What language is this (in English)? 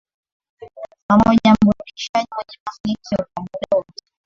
Swahili